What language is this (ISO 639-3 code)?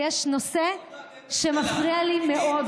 heb